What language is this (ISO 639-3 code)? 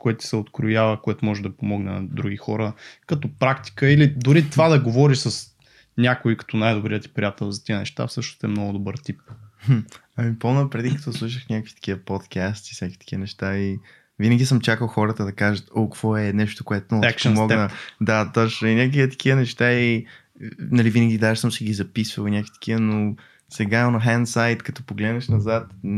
bul